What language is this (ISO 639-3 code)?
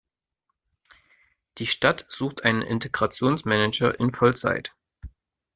deu